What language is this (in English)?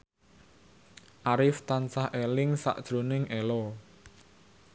Javanese